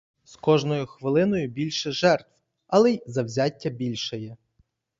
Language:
Ukrainian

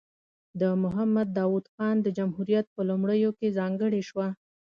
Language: Pashto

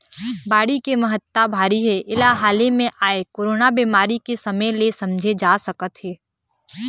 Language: Chhattisgarhi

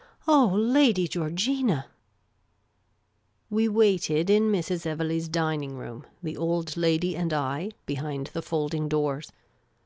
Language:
English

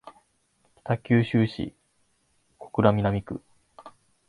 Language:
Japanese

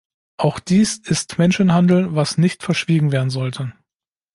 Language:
German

